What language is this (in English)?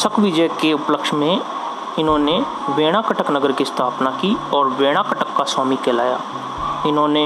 Hindi